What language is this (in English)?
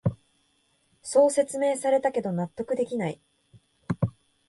Japanese